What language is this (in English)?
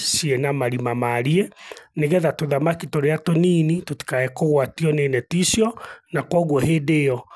Kikuyu